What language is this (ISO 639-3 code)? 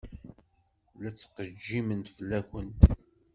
kab